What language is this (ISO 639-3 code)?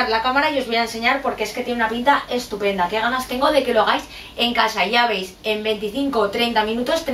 spa